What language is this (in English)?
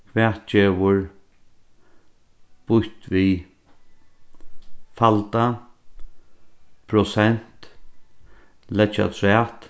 Faroese